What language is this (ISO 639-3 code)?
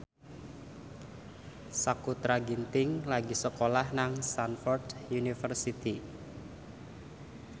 jav